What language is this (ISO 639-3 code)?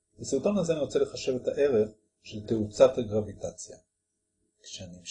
heb